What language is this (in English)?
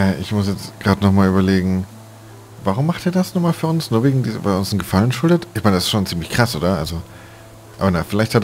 German